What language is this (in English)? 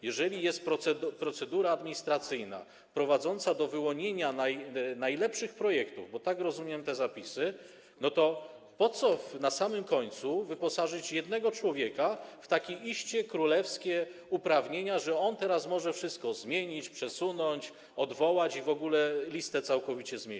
Polish